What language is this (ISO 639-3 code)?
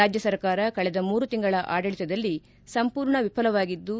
kan